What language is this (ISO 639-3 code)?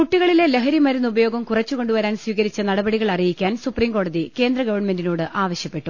mal